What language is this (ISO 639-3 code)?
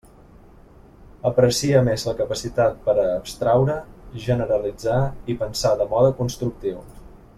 cat